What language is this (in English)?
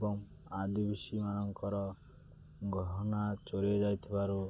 Odia